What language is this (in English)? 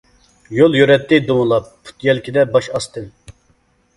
Uyghur